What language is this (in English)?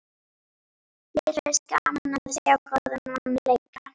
Icelandic